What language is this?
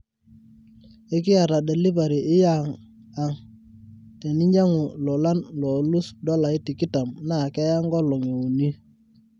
Masai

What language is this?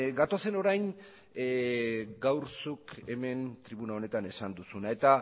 Basque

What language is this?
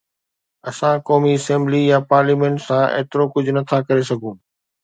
Sindhi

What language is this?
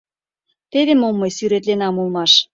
Mari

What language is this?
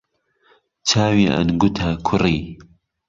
Central Kurdish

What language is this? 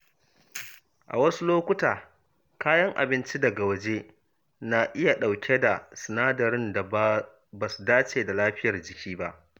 Hausa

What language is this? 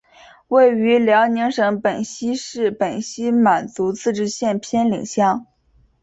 Chinese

